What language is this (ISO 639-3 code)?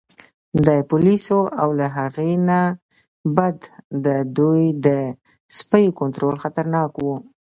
pus